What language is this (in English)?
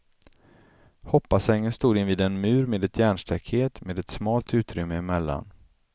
Swedish